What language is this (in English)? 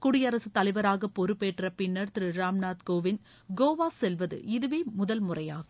Tamil